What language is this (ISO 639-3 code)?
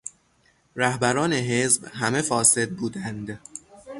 fas